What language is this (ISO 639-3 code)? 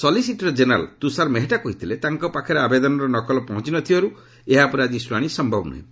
ori